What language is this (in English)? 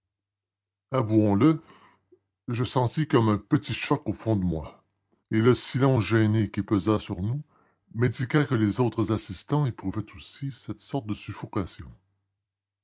French